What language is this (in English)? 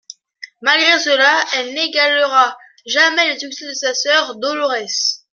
French